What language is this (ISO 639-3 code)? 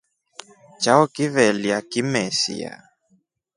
rof